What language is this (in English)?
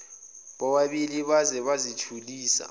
Zulu